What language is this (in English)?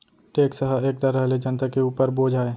Chhattisgarhi